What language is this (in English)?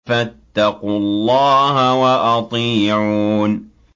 Arabic